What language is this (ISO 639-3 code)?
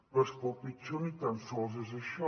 cat